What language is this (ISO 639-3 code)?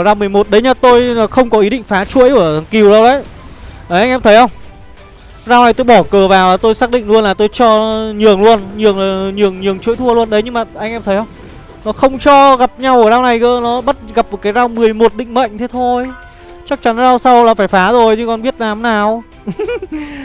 vie